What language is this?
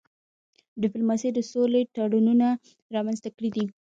Pashto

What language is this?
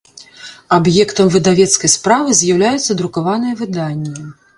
Belarusian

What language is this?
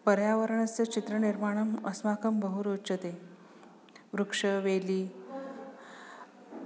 Sanskrit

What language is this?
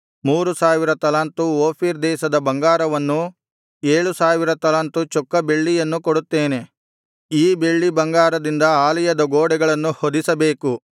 Kannada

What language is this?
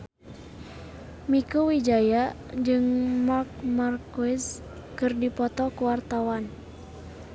Sundanese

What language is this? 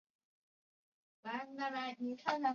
Chinese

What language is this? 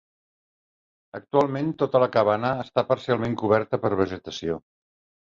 Catalan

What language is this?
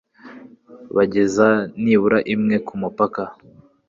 Kinyarwanda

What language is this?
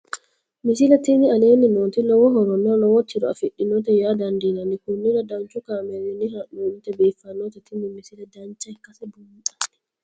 Sidamo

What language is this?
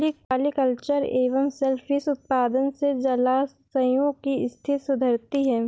Hindi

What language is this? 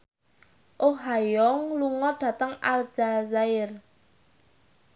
Javanese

